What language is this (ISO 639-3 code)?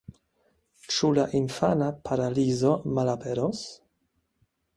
epo